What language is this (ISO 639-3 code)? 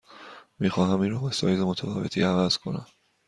fas